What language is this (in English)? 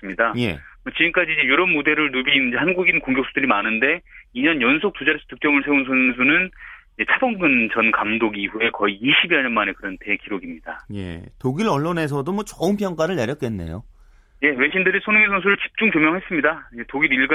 Korean